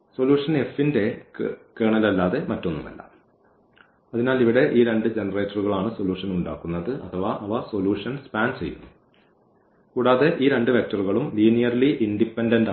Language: Malayalam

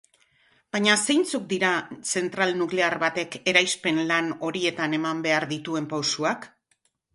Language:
Basque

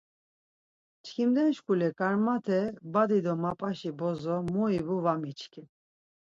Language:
Laz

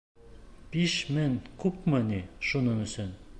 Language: Bashkir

